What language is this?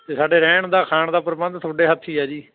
Punjabi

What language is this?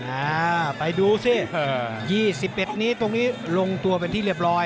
Thai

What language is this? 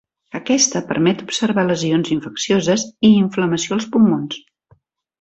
Catalan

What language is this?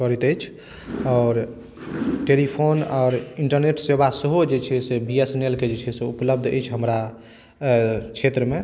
Maithili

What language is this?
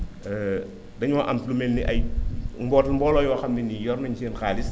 Wolof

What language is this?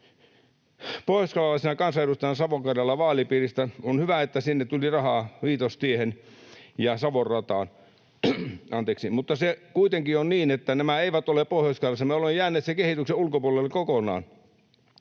Finnish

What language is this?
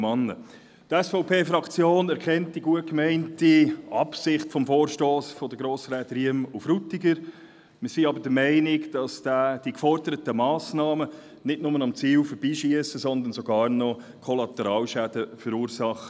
Swiss German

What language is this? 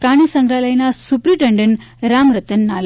Gujarati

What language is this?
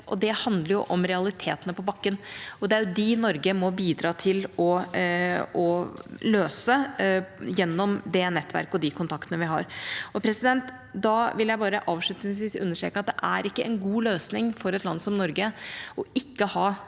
Norwegian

